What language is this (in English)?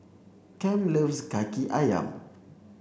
English